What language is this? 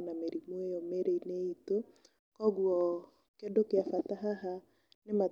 Kikuyu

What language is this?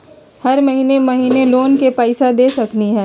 Magahi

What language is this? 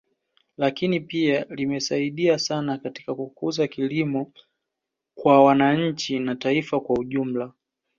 Swahili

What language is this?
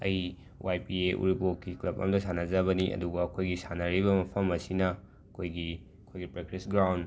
Manipuri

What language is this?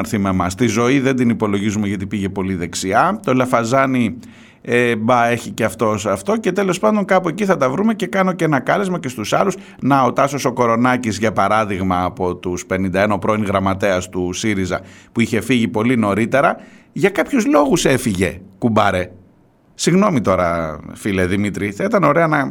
Greek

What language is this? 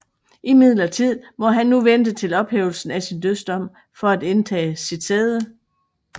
Danish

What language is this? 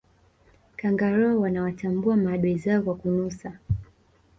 Swahili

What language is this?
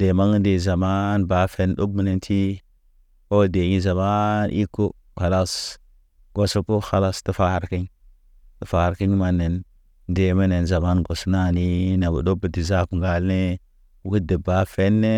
Naba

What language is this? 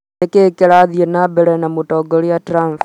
Kikuyu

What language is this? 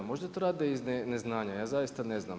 Croatian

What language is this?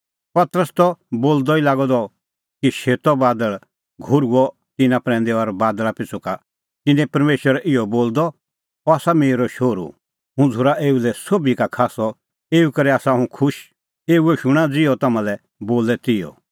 Kullu Pahari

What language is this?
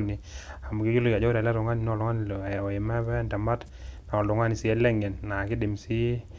Masai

